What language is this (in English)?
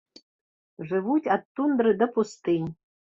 Belarusian